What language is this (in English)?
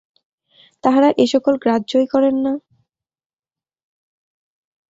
Bangla